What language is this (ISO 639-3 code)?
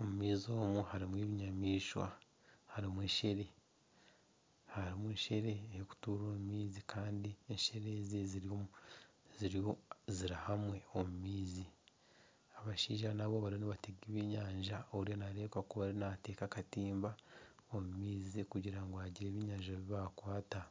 nyn